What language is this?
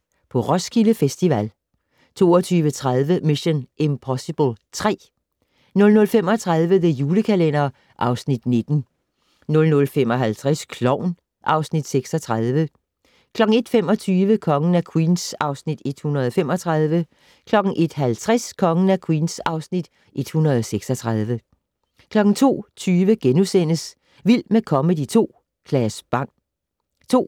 Danish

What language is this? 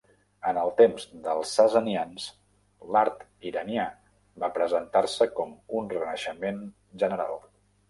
Catalan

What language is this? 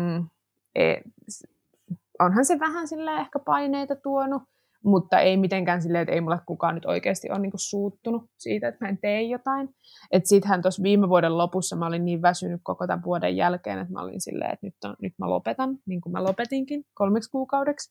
Finnish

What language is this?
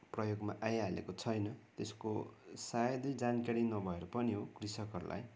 Nepali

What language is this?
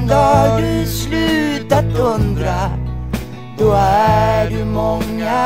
Indonesian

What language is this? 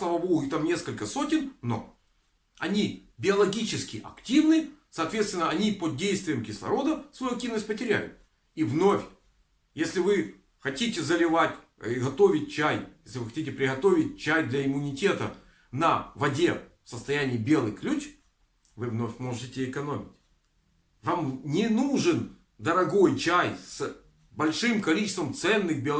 Russian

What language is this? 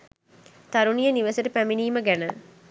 Sinhala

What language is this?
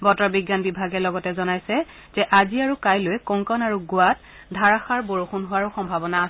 Assamese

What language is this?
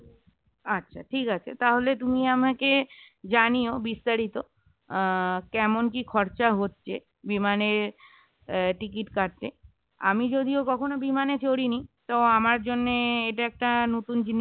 Bangla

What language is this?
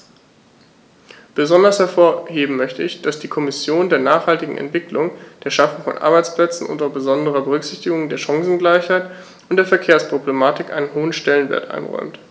German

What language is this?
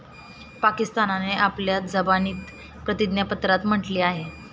Marathi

